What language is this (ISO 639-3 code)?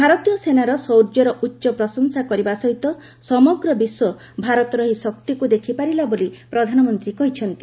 ori